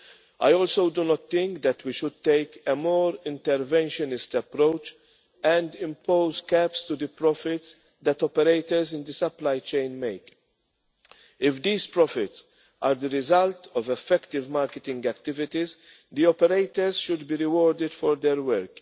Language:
English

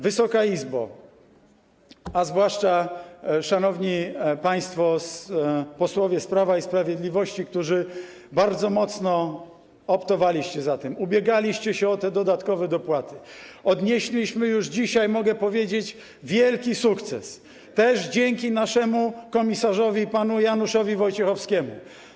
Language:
Polish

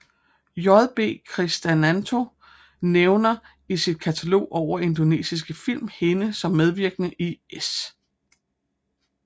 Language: Danish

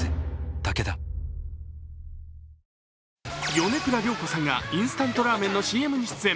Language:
Japanese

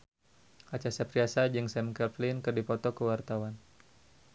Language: Sundanese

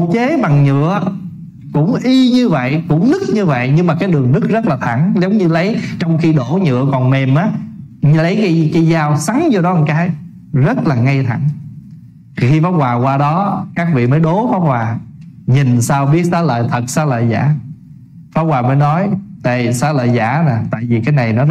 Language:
Vietnamese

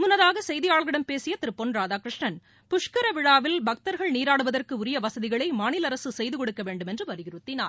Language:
Tamil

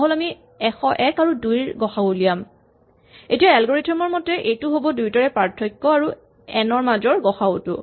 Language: Assamese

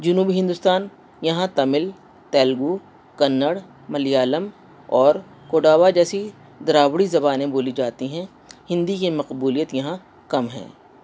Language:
Urdu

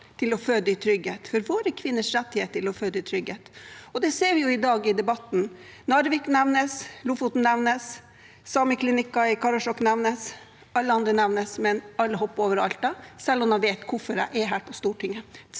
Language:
Norwegian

